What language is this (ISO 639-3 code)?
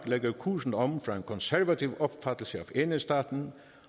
dan